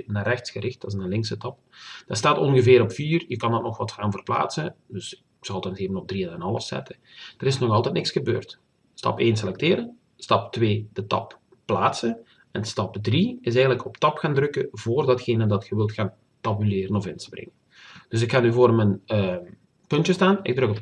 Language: Dutch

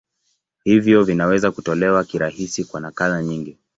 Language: Swahili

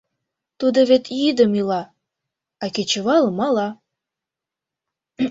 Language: Mari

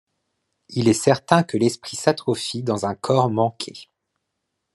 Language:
French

